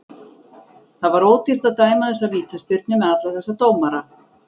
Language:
Icelandic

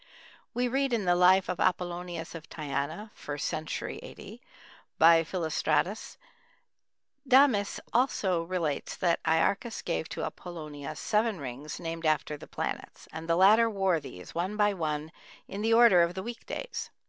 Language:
English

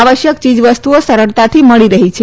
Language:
Gujarati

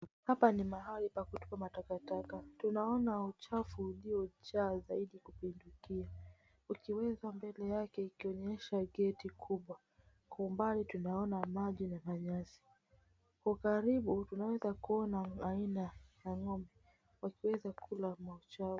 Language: Swahili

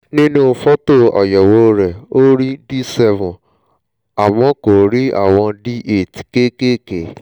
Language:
Yoruba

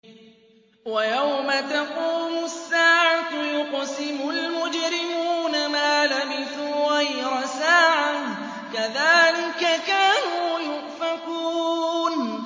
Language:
Arabic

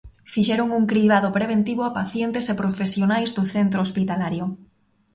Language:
Galician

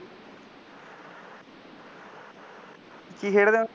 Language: Punjabi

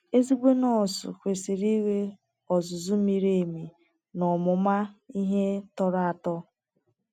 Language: Igbo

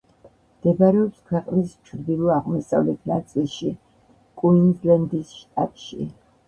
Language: Georgian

